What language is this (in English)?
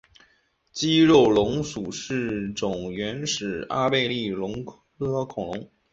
Chinese